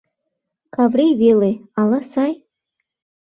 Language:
Mari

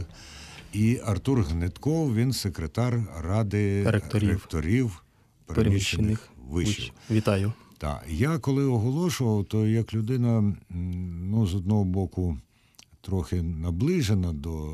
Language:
Ukrainian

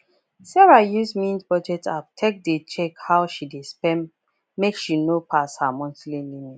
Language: Nigerian Pidgin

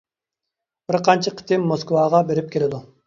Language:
Uyghur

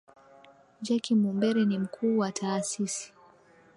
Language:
Swahili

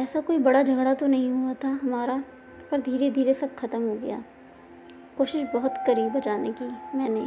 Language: Swahili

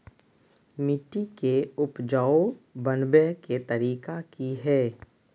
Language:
Magahi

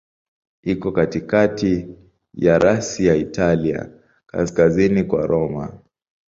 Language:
Swahili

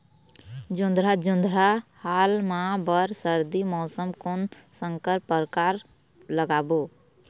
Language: Chhattisgarhi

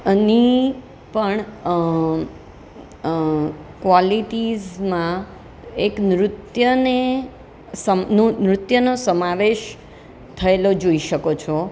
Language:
Gujarati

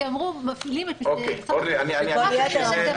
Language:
Hebrew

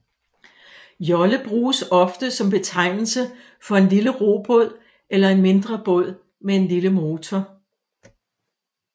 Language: Danish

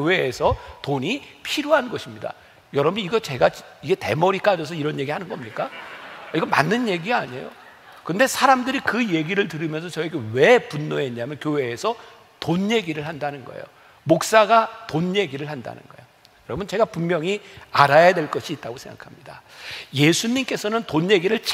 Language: Korean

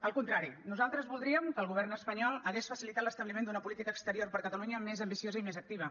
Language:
Catalan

